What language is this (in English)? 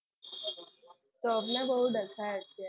Gujarati